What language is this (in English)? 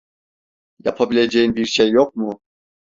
Turkish